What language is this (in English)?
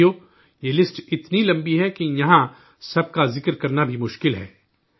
Urdu